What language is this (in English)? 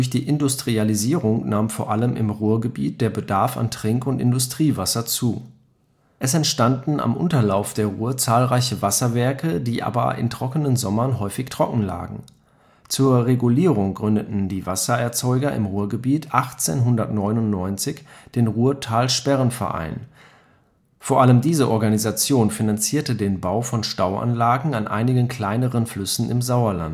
German